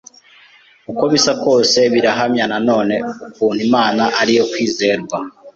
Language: Kinyarwanda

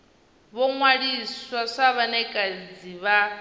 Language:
Venda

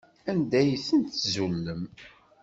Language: Kabyle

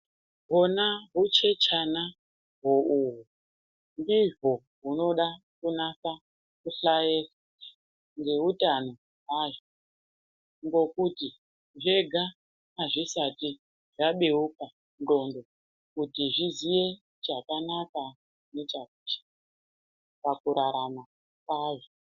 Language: Ndau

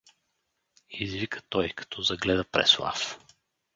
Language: Bulgarian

